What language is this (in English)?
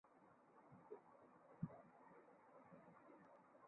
Bangla